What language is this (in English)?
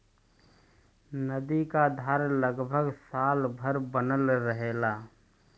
Bhojpuri